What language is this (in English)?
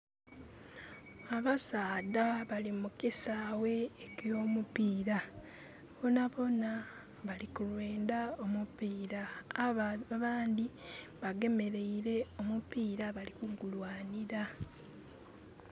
Soga